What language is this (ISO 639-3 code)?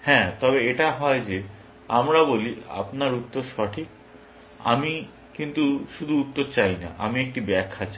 ben